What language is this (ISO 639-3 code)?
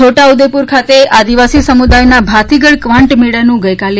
guj